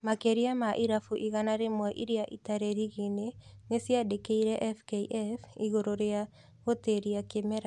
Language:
Kikuyu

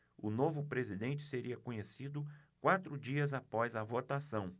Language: Portuguese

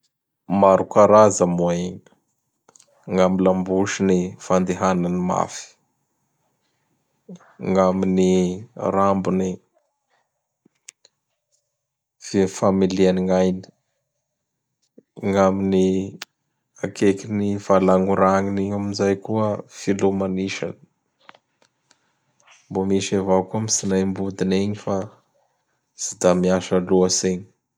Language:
Bara Malagasy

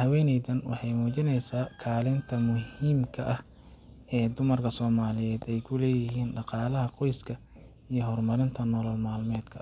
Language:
Somali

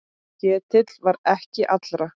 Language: Icelandic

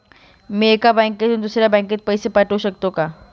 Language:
Marathi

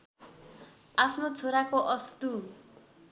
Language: Nepali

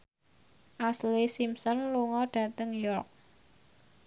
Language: Javanese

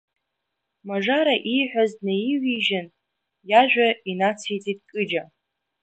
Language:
Abkhazian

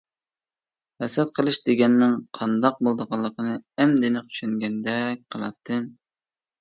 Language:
Uyghur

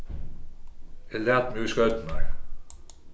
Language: Faroese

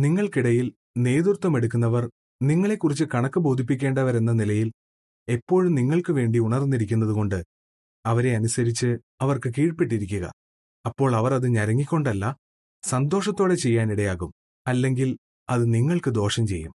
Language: Malayalam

